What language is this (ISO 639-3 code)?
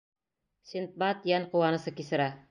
bak